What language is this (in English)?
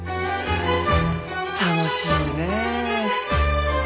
Japanese